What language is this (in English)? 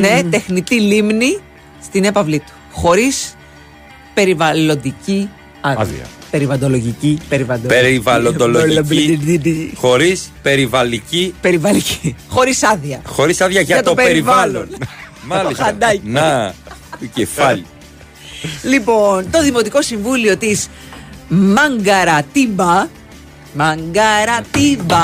Greek